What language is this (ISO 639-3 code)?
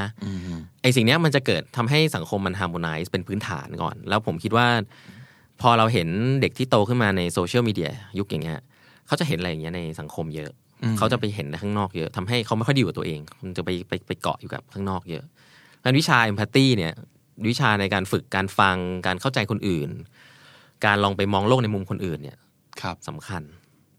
tha